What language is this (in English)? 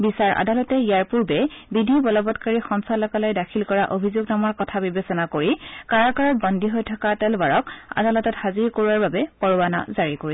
Assamese